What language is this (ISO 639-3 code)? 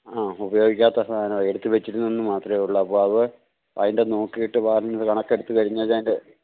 mal